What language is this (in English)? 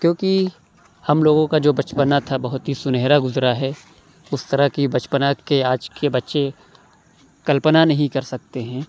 Urdu